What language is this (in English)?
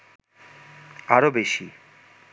Bangla